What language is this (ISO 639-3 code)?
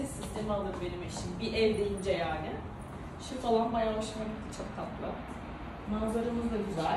tur